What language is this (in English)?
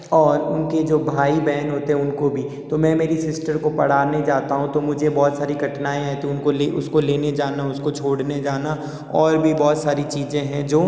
Hindi